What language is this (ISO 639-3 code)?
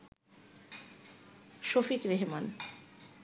ben